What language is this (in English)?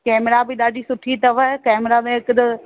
Sindhi